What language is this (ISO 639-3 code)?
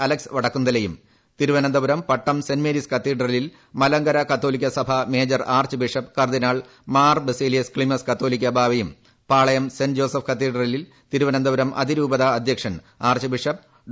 mal